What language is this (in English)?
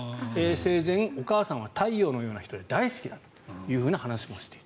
Japanese